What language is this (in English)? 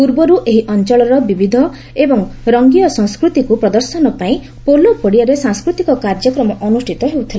Odia